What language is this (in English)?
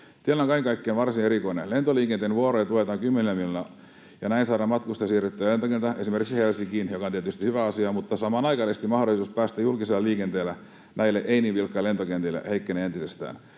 Finnish